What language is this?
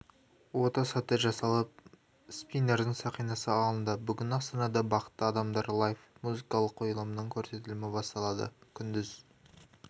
Kazakh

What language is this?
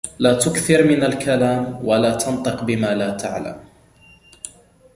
Arabic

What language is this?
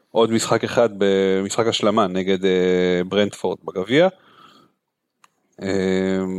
Hebrew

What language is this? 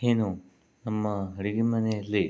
Kannada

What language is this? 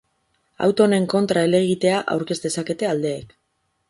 Basque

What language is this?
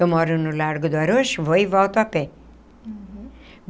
Portuguese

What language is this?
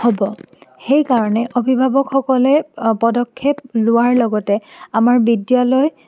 Assamese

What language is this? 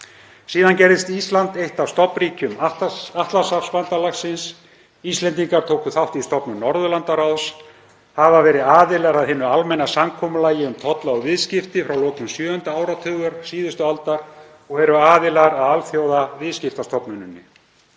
Icelandic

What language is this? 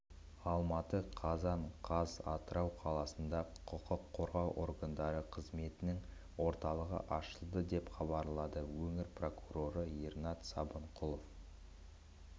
Kazakh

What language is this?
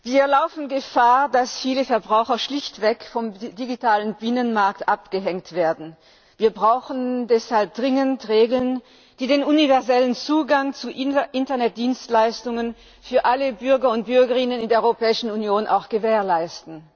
German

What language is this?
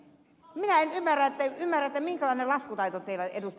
Finnish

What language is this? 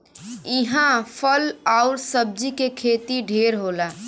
Bhojpuri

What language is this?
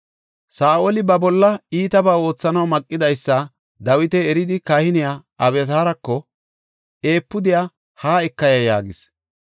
Gofa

